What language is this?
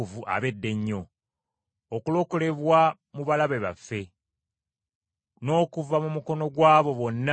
Ganda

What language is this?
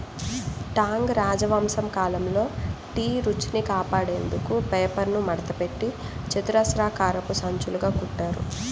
Telugu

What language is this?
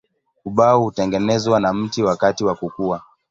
Swahili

